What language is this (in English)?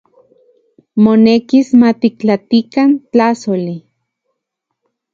Central Puebla Nahuatl